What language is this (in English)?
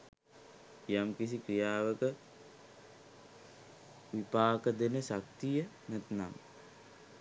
Sinhala